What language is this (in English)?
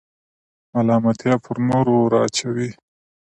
Pashto